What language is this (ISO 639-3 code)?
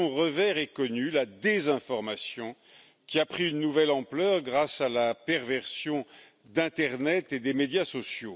fra